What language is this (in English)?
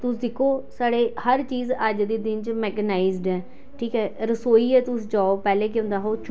Dogri